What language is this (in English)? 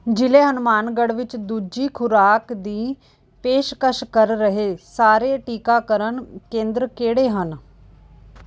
Punjabi